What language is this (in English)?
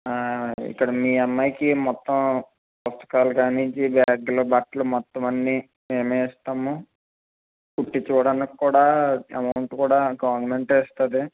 Telugu